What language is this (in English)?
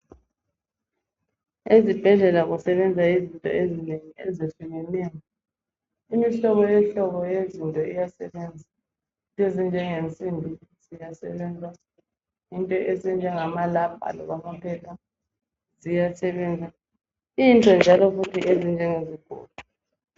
North Ndebele